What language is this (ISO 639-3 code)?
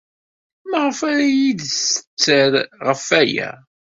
kab